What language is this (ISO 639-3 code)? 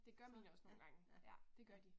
dan